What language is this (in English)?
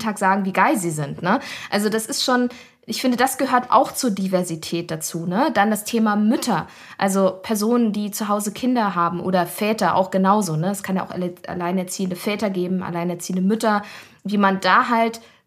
German